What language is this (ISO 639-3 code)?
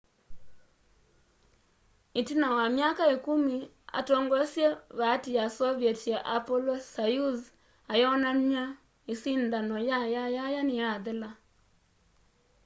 kam